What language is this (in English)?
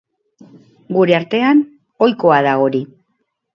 Basque